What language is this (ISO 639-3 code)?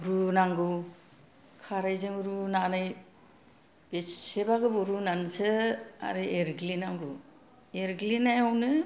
brx